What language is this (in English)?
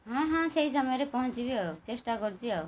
Odia